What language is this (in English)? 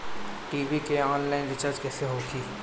Bhojpuri